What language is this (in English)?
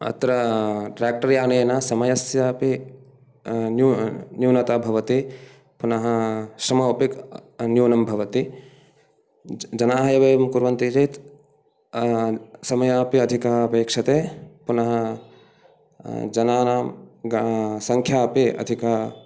Sanskrit